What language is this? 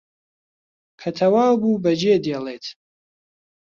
Central Kurdish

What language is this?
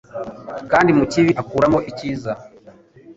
Kinyarwanda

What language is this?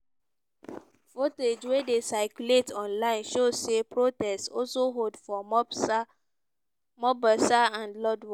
Nigerian Pidgin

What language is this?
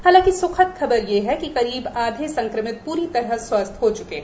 Hindi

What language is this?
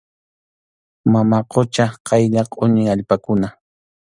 Arequipa-La Unión Quechua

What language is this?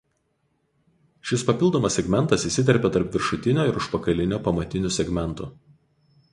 Lithuanian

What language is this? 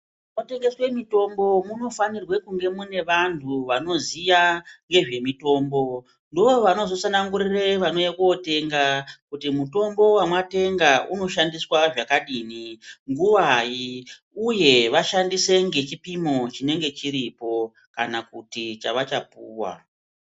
Ndau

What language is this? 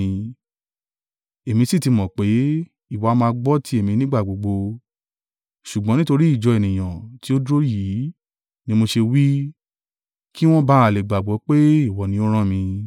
Yoruba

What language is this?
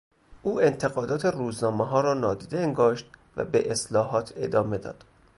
Persian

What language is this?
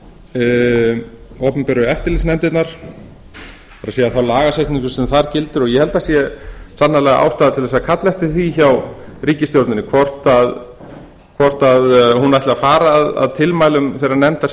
Icelandic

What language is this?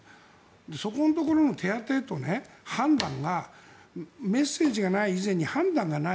Japanese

